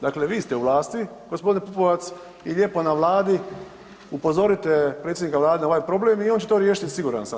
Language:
Croatian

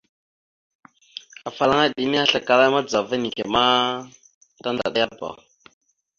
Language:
Mada (Cameroon)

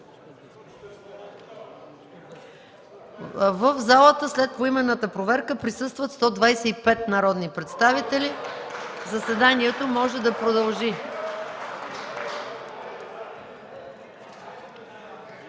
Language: Bulgarian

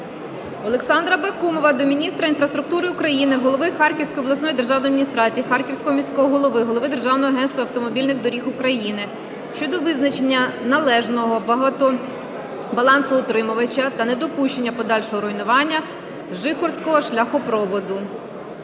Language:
Ukrainian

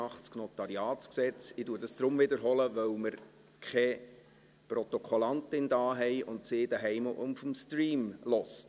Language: Swiss German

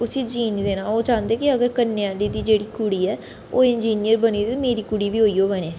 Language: Dogri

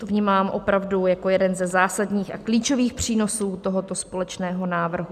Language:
Czech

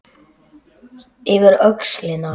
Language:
Icelandic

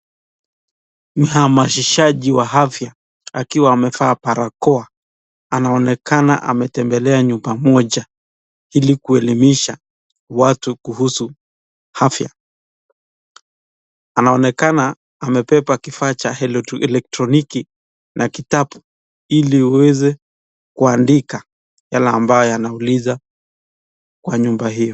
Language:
Swahili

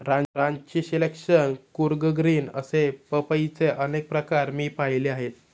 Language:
Marathi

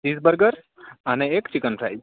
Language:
Gujarati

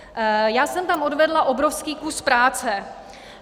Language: Czech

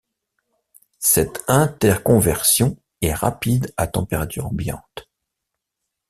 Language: French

